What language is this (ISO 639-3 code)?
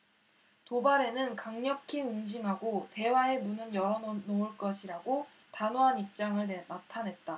kor